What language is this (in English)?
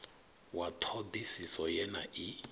Venda